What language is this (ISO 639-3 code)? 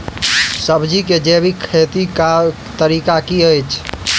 mai